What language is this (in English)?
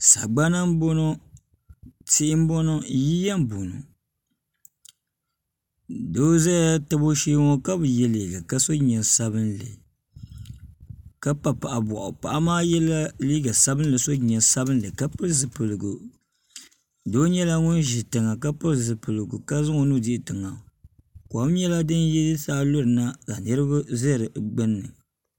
Dagbani